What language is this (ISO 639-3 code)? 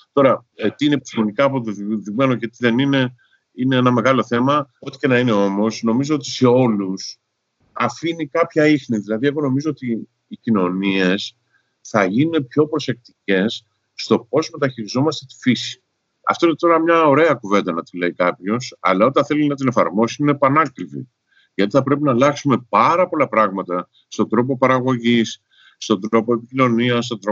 ell